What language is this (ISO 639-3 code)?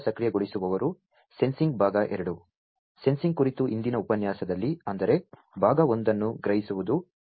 kan